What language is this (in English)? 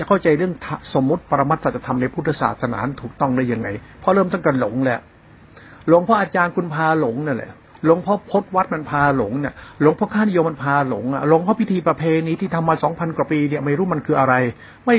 Thai